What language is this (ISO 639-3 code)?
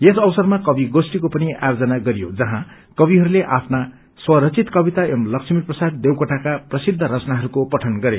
nep